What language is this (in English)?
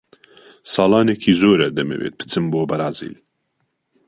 Central Kurdish